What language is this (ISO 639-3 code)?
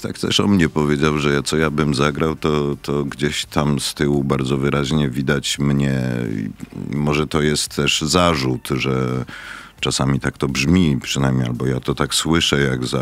pol